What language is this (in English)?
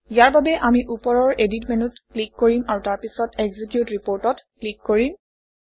Assamese